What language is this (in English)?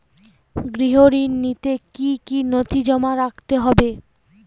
Bangla